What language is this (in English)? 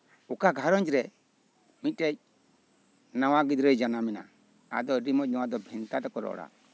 Santali